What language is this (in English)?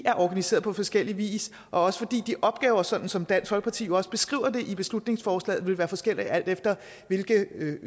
Danish